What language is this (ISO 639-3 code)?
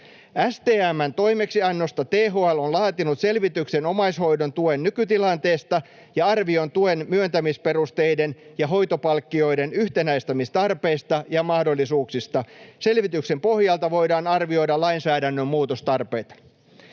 fin